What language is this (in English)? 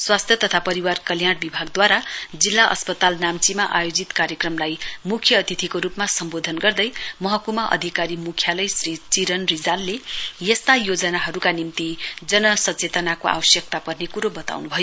Nepali